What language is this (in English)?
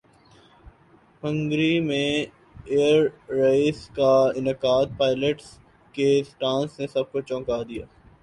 Urdu